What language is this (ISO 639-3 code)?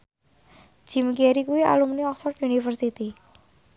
jav